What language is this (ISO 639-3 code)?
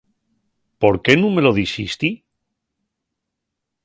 ast